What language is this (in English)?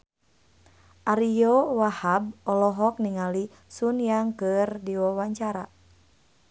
Sundanese